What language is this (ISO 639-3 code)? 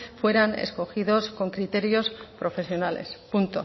spa